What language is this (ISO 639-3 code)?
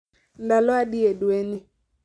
luo